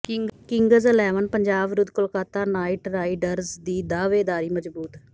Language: Punjabi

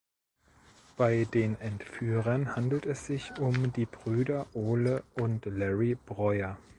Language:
German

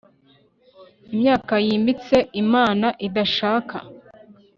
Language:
Kinyarwanda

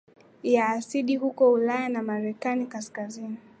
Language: Swahili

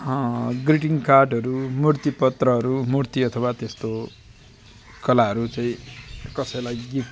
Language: Nepali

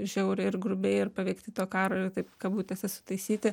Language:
Lithuanian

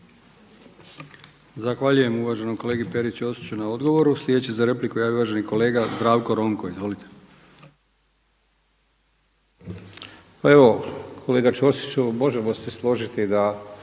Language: Croatian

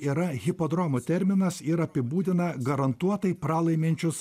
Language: Lithuanian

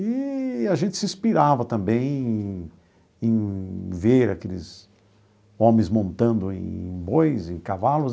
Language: Portuguese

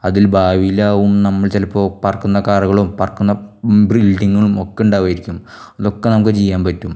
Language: Malayalam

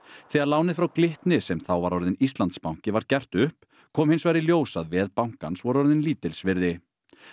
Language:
Icelandic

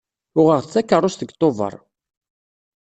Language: Kabyle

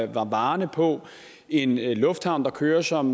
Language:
Danish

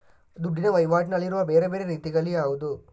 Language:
Kannada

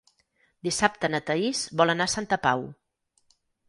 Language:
Catalan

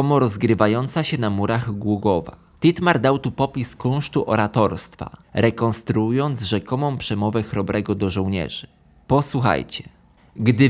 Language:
Polish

